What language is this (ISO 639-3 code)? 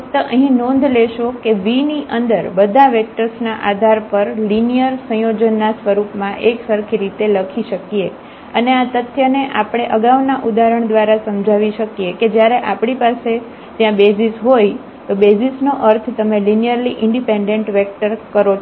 guj